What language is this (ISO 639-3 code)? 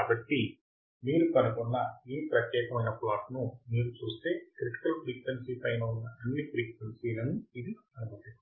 tel